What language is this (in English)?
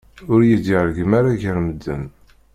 Kabyle